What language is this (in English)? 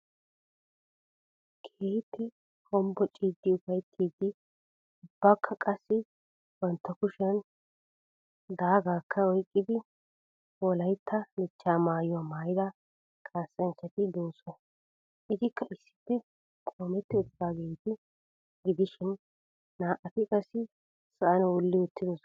Wolaytta